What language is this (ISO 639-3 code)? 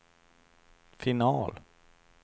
swe